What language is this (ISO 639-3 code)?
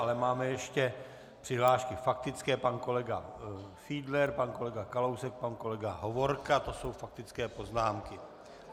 ces